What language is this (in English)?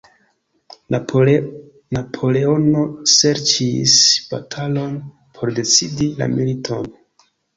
Esperanto